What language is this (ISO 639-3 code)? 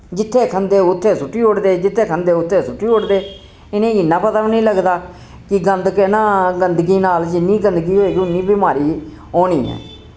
doi